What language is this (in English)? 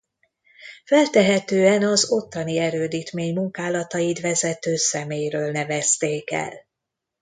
Hungarian